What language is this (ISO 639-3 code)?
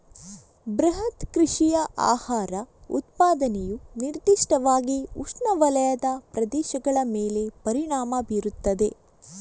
kan